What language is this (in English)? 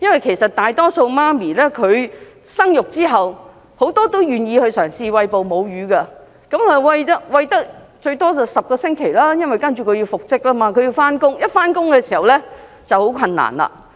Cantonese